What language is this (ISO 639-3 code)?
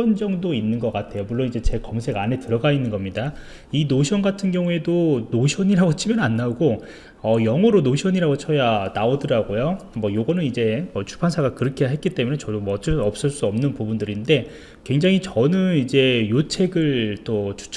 kor